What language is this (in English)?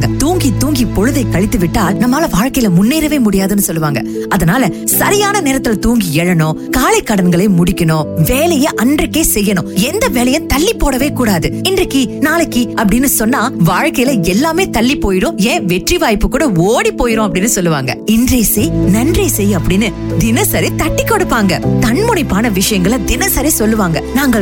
Tamil